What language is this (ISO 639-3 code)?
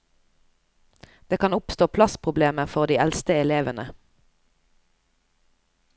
nor